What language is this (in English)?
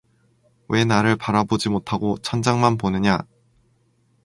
Korean